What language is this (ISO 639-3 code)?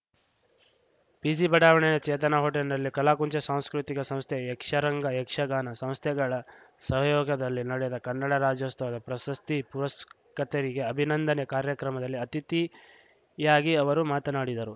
kan